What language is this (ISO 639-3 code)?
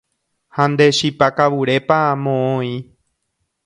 grn